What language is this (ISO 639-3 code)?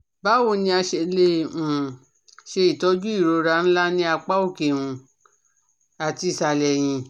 yor